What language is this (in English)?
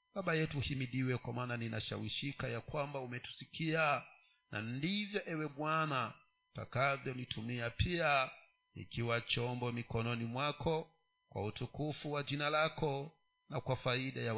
Swahili